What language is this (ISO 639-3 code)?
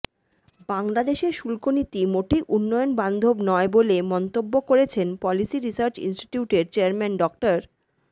ben